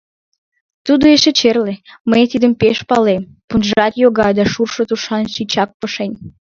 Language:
Mari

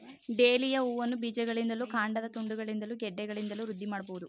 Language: Kannada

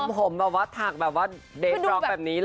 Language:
Thai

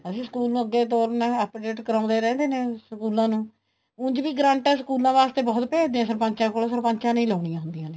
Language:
Punjabi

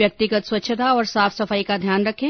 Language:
Hindi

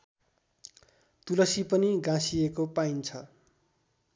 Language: Nepali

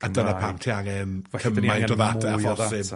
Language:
Welsh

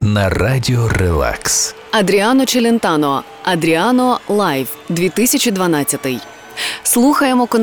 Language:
Ukrainian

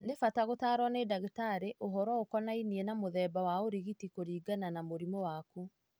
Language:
Kikuyu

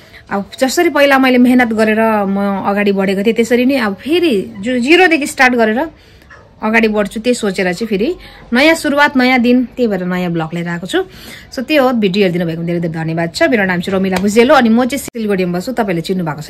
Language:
Indonesian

